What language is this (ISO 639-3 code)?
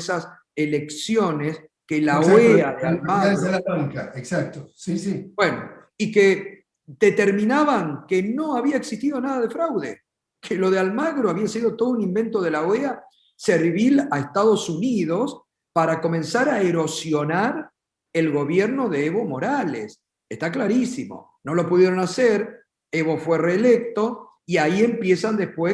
spa